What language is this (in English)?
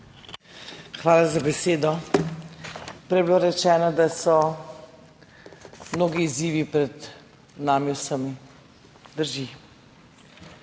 Slovenian